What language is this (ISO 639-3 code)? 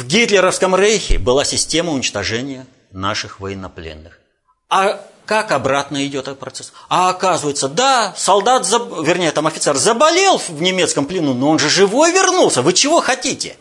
rus